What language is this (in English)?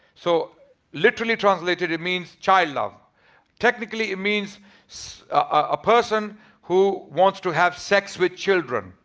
English